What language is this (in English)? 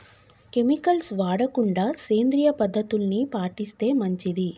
Telugu